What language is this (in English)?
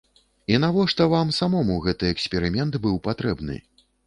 Belarusian